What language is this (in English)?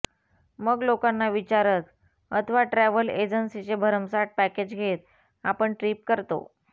Marathi